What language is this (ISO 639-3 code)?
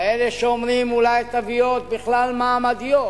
heb